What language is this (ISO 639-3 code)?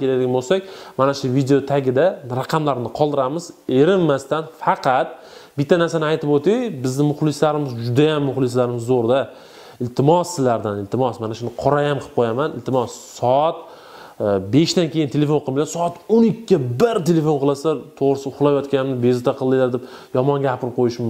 tur